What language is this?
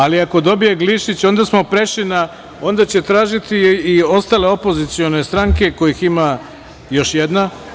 Serbian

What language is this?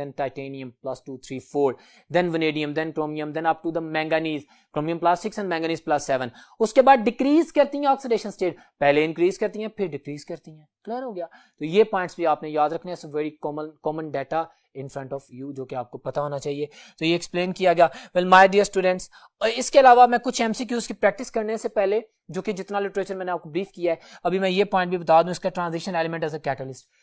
Hindi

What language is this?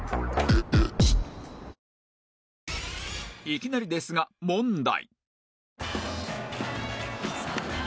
Japanese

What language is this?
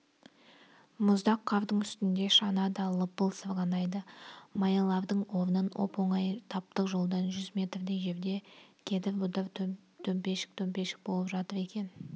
Kazakh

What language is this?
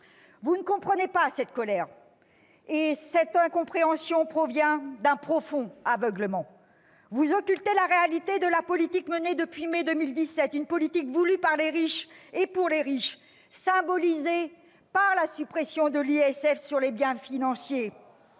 French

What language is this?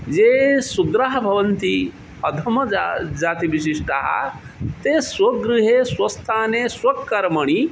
Sanskrit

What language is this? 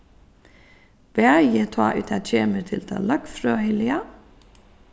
Faroese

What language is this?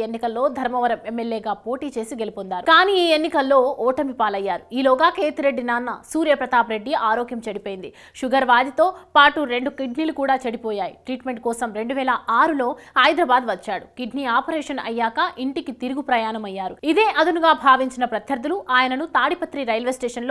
Telugu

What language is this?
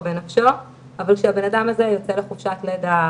Hebrew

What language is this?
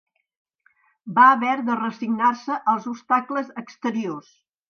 Catalan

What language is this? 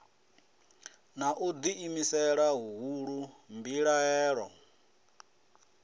Venda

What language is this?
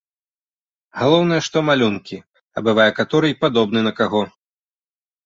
Belarusian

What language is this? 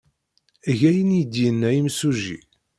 Kabyle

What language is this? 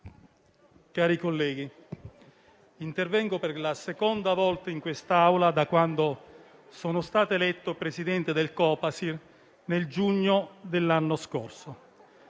Italian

